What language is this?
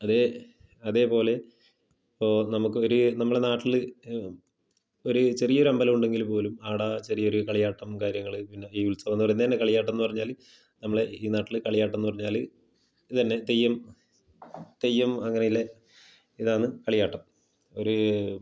Malayalam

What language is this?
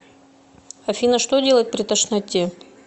Russian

